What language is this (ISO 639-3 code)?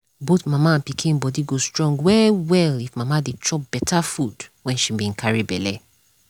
pcm